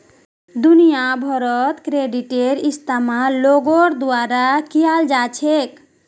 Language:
Magahi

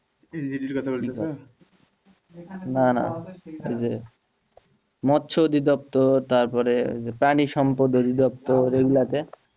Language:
Bangla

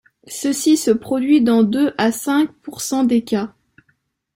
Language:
French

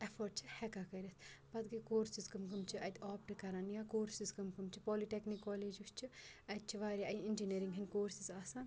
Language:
Kashmiri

